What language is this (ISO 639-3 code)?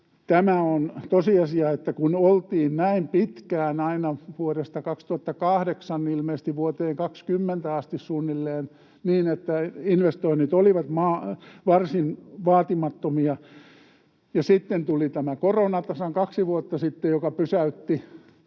fin